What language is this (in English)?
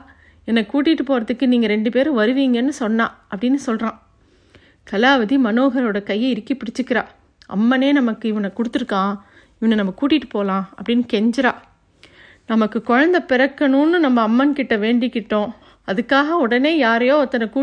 Tamil